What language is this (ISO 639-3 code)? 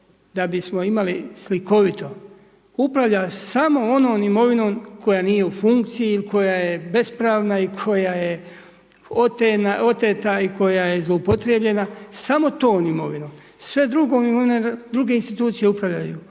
hrv